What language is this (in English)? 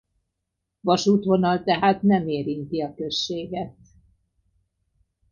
Hungarian